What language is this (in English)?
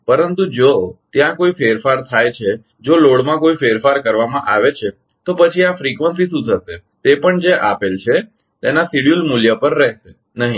Gujarati